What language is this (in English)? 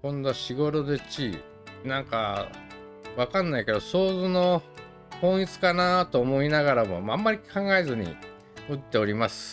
Japanese